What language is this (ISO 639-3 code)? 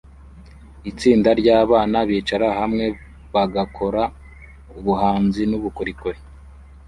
kin